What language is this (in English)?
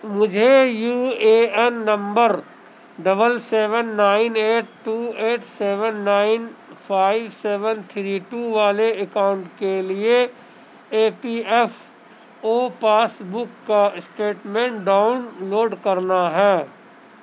Urdu